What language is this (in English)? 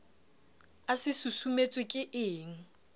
Southern Sotho